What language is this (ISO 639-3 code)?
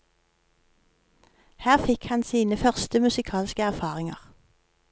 nor